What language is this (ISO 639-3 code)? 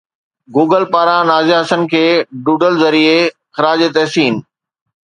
snd